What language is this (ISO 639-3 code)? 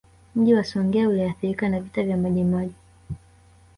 swa